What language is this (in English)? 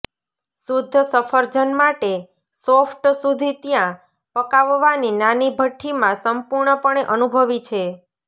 Gujarati